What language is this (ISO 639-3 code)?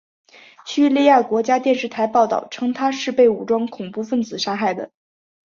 zho